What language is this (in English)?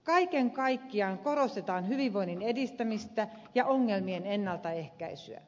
Finnish